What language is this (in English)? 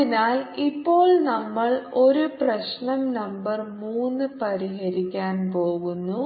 Malayalam